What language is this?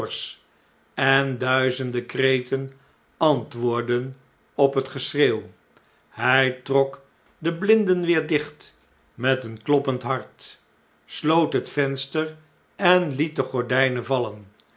Dutch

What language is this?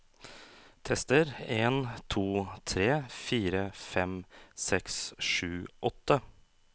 Norwegian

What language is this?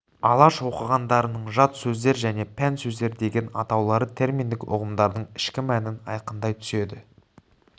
Kazakh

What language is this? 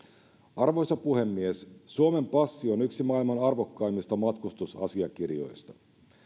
Finnish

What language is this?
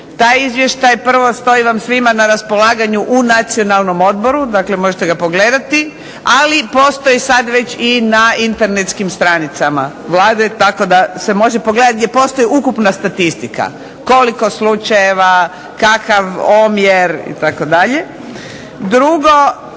Croatian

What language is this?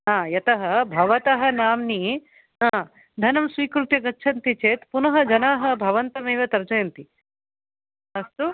Sanskrit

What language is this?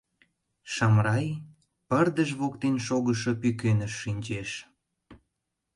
Mari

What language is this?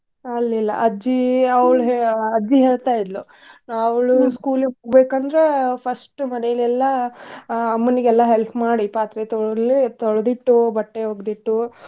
Kannada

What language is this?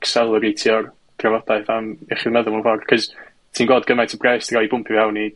Welsh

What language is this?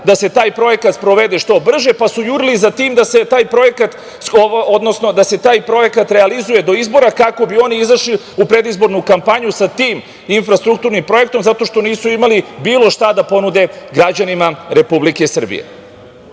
Serbian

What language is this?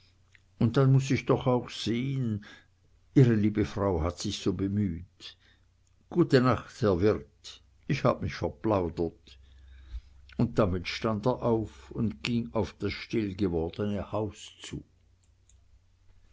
German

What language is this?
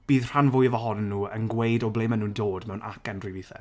Welsh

